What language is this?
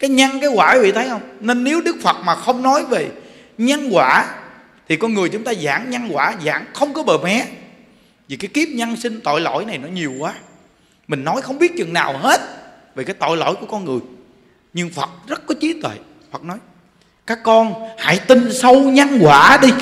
Vietnamese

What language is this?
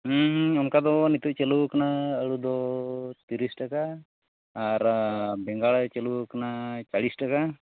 Santali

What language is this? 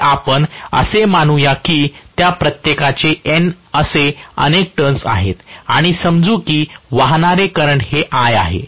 Marathi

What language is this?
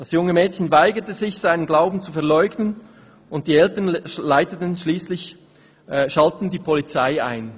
Swiss German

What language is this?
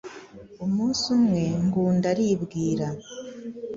Kinyarwanda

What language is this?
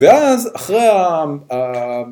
Hebrew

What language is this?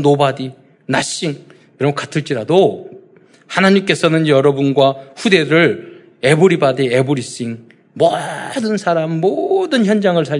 Korean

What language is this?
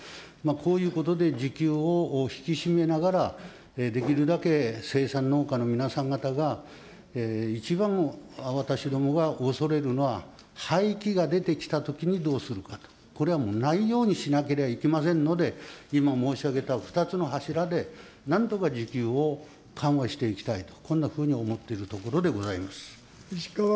Japanese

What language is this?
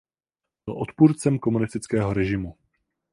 Czech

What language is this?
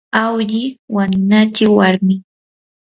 Yanahuanca Pasco Quechua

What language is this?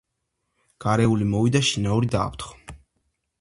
Georgian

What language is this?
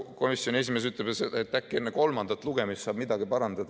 Estonian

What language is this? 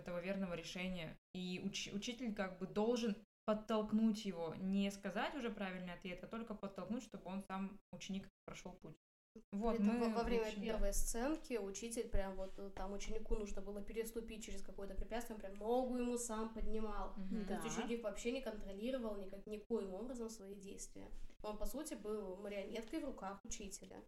Russian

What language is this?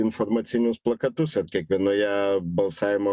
Lithuanian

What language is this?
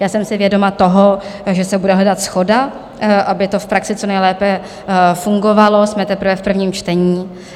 Czech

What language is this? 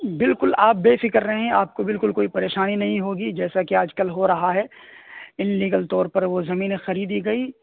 Urdu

